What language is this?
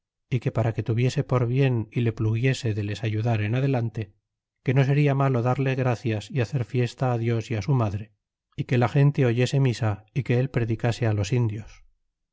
Spanish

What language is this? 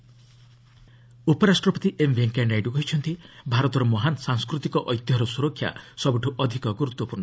Odia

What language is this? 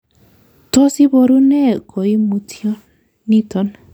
Kalenjin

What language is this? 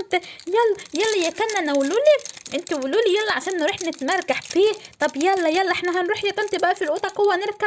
Arabic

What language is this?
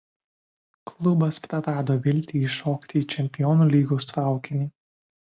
Lithuanian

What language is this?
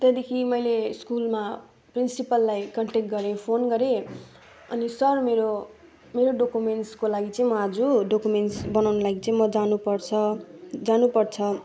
Nepali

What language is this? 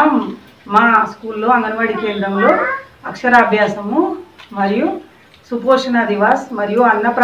Hindi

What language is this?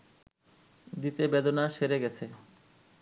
Bangla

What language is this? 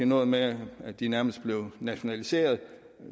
Danish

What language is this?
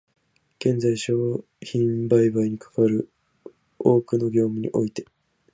Japanese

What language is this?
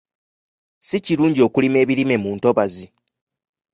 Ganda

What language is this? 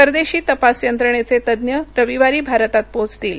Marathi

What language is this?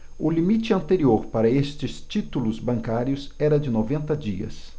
Portuguese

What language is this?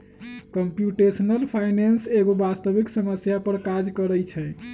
Magahi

